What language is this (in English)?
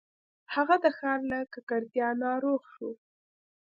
Pashto